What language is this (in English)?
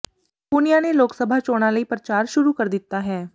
Punjabi